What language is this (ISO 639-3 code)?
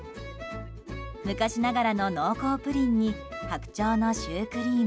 jpn